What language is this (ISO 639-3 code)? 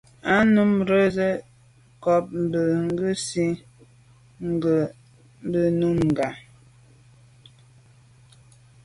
byv